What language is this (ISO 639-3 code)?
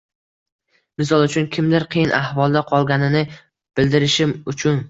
uzb